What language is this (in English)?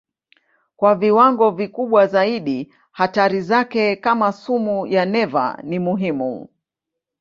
Swahili